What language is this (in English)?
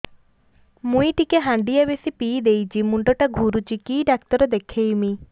Odia